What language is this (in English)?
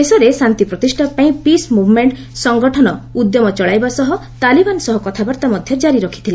Odia